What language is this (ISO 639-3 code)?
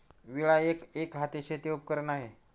mar